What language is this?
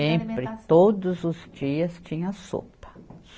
Portuguese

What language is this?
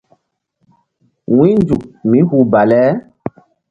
Mbum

